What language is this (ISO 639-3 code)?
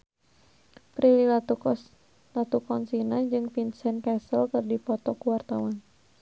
sun